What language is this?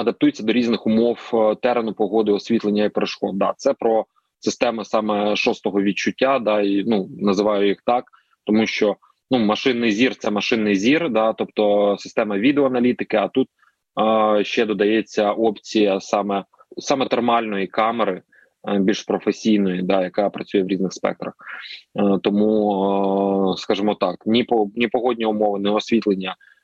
Ukrainian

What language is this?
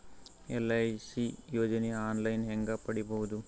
Kannada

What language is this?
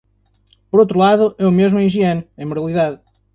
Portuguese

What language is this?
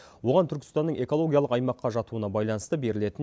Kazakh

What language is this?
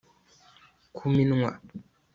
Kinyarwanda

